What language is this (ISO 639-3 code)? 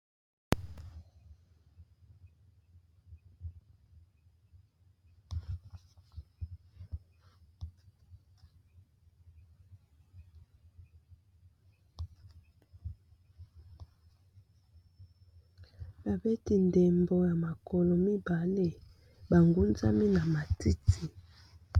lin